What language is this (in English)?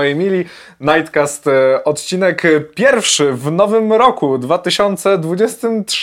Polish